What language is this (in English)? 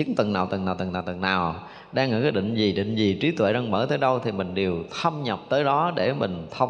Vietnamese